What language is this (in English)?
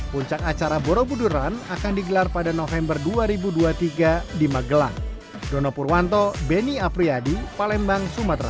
Indonesian